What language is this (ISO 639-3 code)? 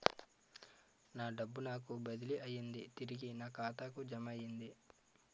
tel